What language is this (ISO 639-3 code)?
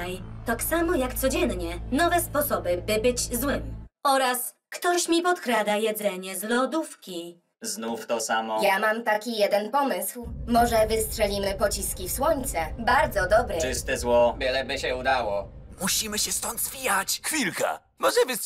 pol